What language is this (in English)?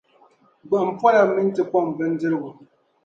Dagbani